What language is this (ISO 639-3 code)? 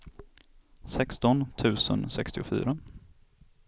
swe